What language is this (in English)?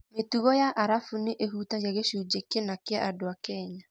Kikuyu